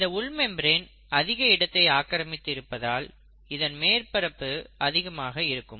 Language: Tamil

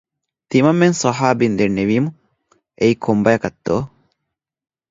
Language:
Divehi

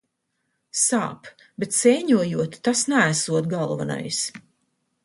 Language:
Latvian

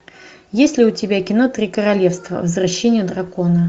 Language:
Russian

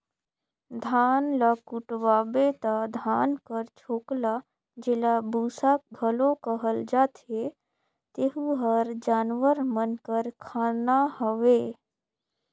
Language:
Chhattisgarhi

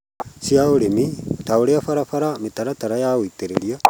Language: Kikuyu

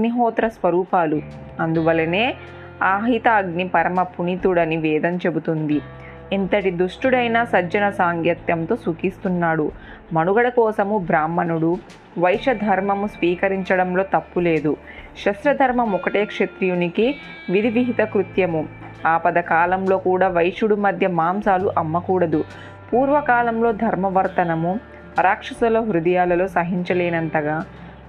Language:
Telugu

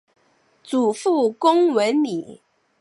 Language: Chinese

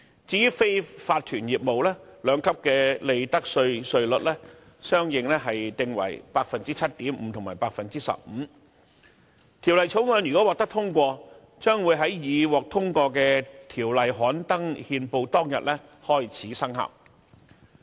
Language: Cantonese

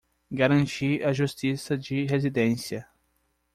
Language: Portuguese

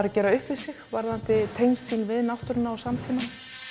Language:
Icelandic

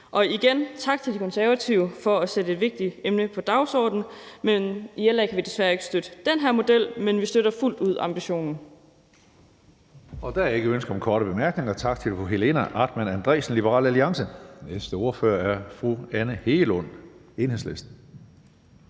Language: Danish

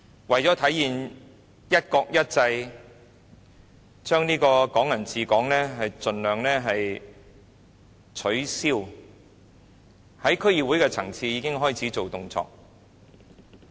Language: Cantonese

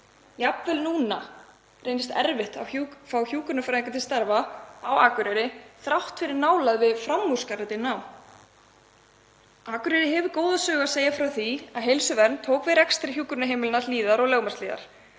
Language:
Icelandic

